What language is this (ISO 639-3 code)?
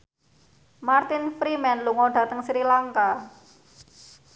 jav